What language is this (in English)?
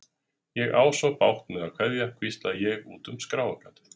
Icelandic